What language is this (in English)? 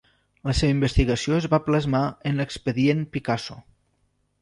Catalan